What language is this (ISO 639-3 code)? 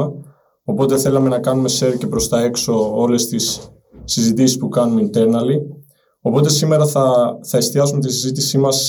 ell